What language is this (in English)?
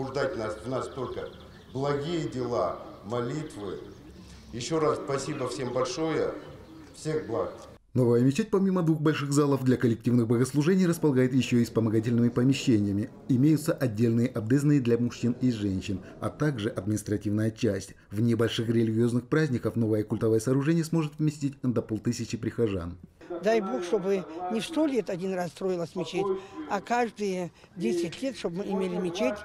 Russian